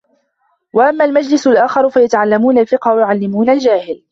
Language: Arabic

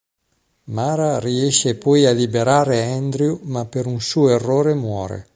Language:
Italian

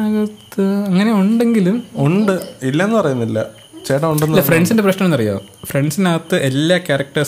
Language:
Malayalam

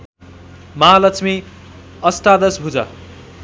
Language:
Nepali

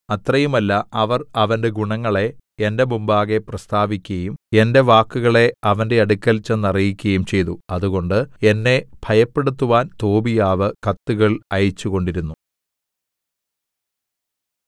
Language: Malayalam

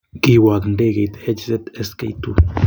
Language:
Kalenjin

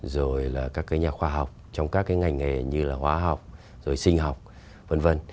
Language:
Vietnamese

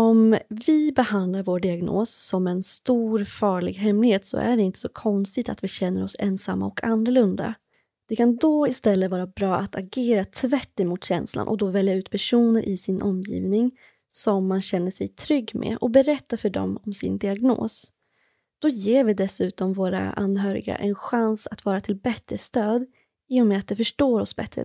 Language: Swedish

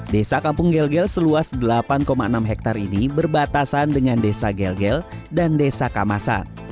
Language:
Indonesian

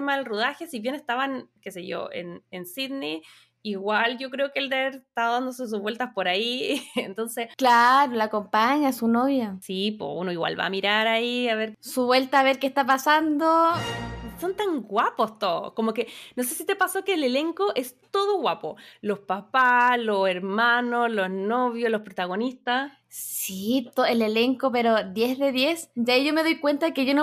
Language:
Spanish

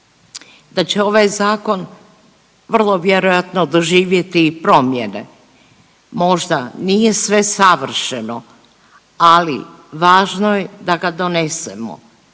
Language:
Croatian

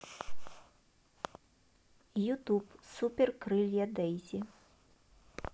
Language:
Russian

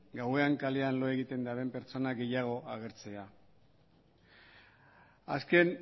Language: Basque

